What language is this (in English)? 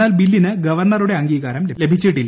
Malayalam